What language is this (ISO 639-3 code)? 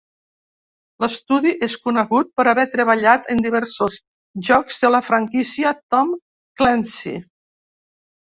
cat